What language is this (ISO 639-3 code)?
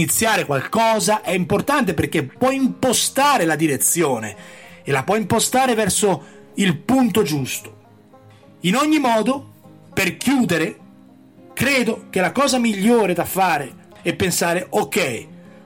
ita